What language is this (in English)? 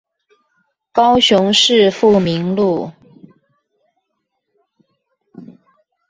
Chinese